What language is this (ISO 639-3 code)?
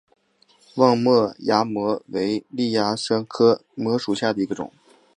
zho